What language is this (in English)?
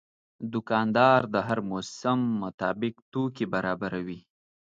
Pashto